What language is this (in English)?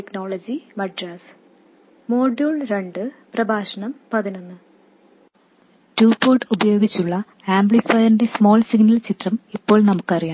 Malayalam